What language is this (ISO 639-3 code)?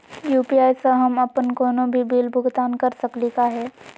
mag